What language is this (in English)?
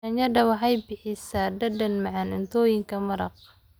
Somali